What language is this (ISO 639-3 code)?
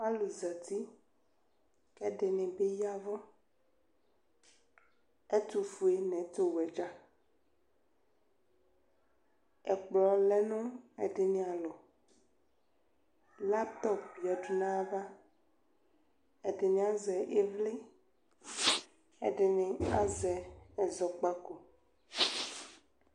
kpo